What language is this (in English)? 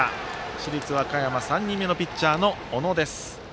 Japanese